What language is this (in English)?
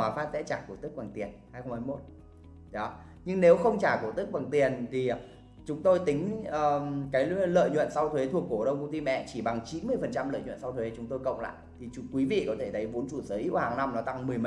Vietnamese